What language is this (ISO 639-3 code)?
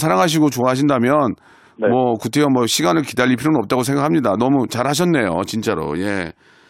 kor